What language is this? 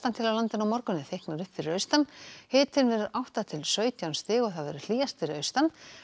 Icelandic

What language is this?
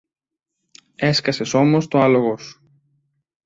Greek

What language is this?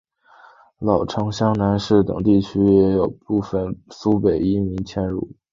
Chinese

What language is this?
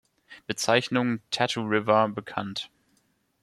German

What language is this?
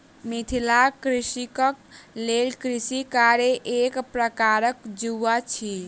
Maithili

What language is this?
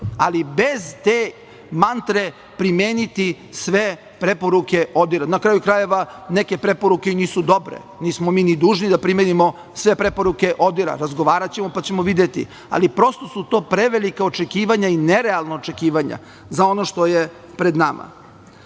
Serbian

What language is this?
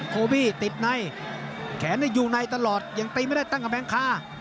Thai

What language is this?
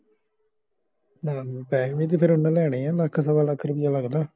Punjabi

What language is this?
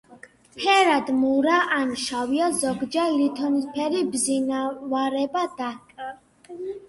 Georgian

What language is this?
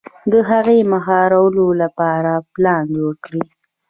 Pashto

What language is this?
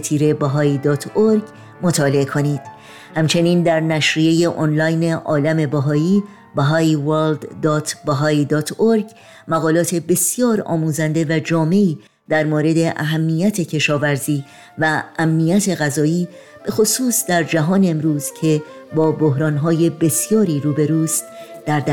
Persian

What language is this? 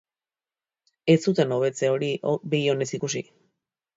Basque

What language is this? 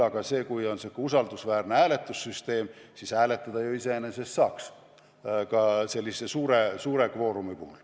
Estonian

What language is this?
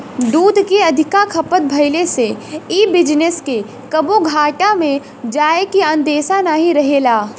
Bhojpuri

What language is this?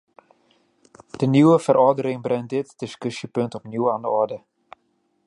Dutch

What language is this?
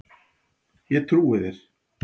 Icelandic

